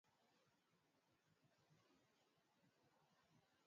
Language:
Swahili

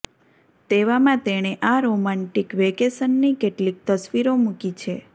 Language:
Gujarati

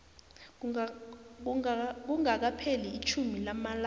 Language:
South Ndebele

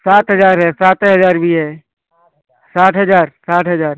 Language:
Hindi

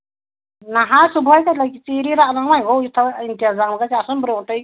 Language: Kashmiri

